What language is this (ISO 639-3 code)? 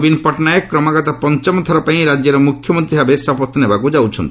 ori